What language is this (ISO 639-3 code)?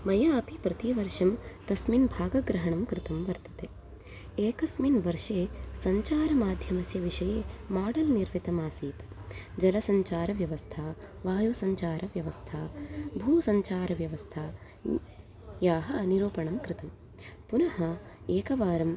san